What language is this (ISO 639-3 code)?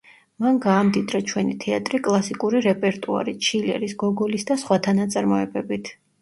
kat